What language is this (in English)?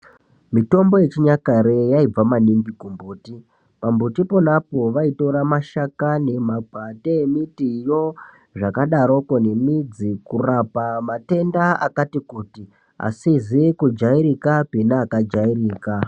Ndau